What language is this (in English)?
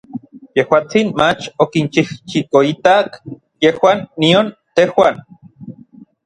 Orizaba Nahuatl